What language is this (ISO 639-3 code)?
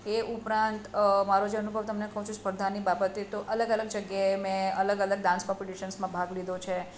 guj